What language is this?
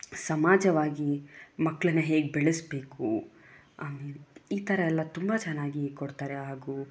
Kannada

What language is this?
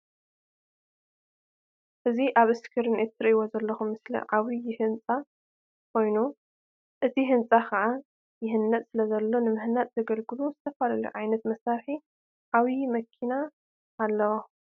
Tigrinya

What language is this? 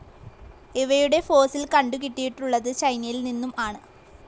Malayalam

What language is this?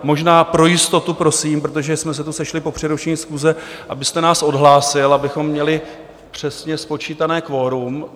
Czech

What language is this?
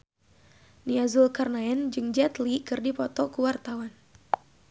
Sundanese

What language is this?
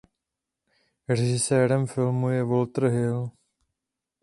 Czech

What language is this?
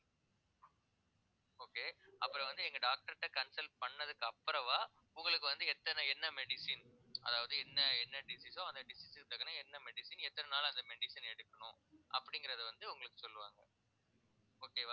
Tamil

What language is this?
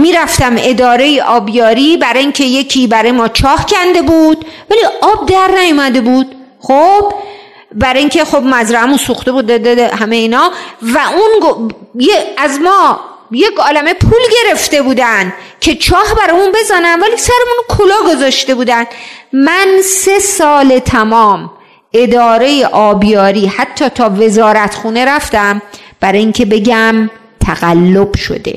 Persian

